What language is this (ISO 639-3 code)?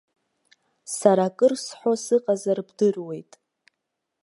abk